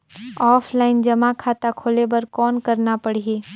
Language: Chhattisgarhi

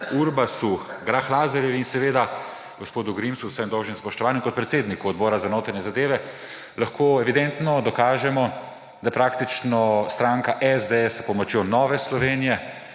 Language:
Slovenian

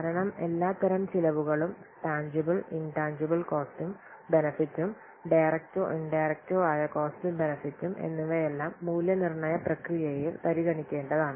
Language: Malayalam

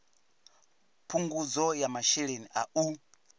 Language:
Venda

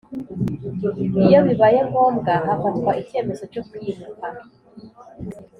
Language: Kinyarwanda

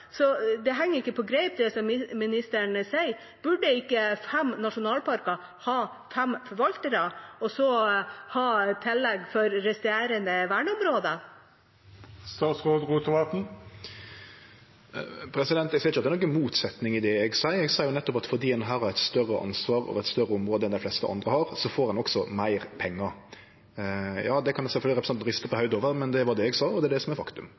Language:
Norwegian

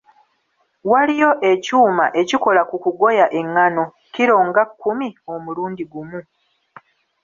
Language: Ganda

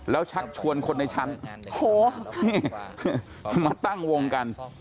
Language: Thai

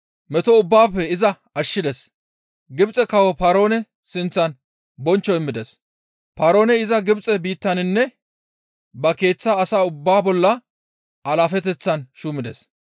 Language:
Gamo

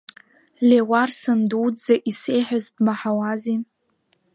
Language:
Abkhazian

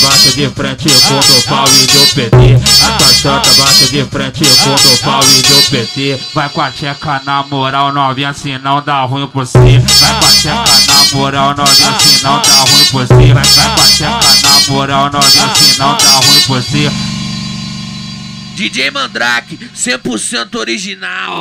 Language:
Portuguese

